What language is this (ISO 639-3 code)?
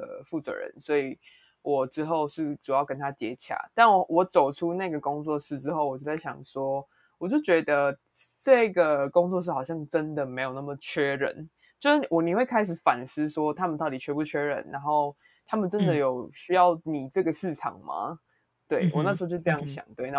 zho